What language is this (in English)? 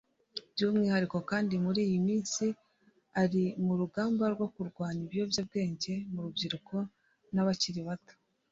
Kinyarwanda